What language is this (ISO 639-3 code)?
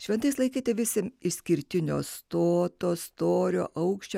lit